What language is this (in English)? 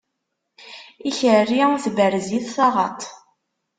Kabyle